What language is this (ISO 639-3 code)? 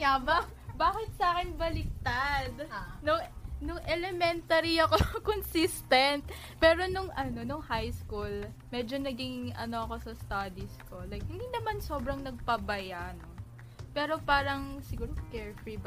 fil